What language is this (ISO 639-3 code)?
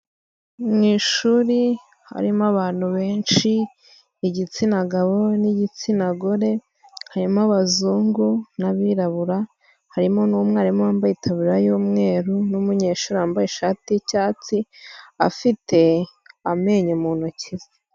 kin